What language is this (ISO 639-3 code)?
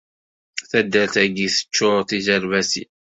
kab